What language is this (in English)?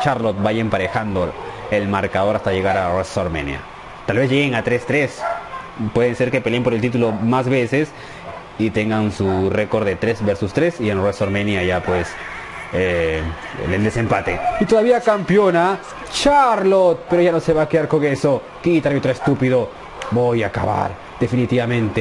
Spanish